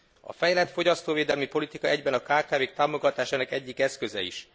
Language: Hungarian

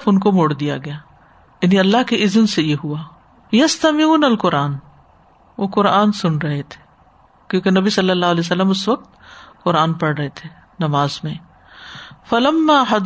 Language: Urdu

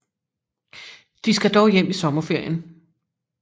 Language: Danish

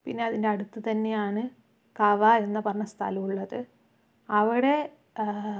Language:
Malayalam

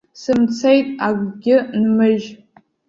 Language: Abkhazian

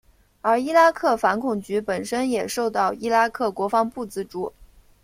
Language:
Chinese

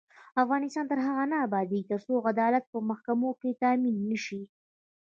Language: Pashto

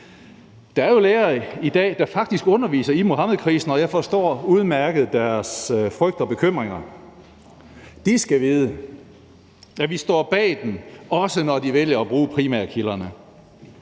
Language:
Danish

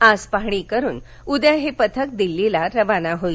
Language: Marathi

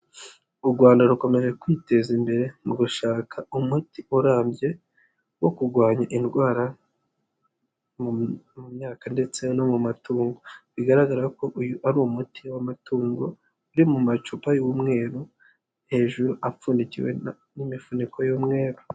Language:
Kinyarwanda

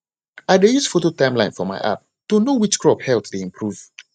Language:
Nigerian Pidgin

